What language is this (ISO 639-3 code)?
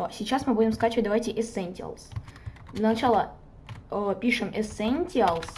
rus